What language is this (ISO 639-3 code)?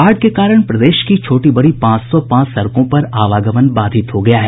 hin